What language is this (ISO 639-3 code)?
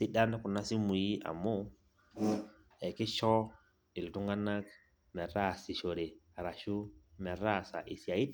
mas